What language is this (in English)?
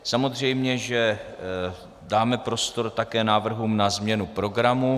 Czech